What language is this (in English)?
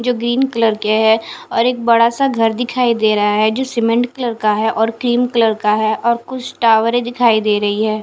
Hindi